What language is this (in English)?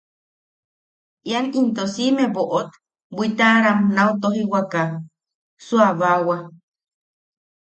Yaqui